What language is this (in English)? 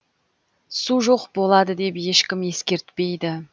Kazakh